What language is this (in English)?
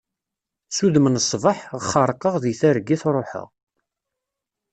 Kabyle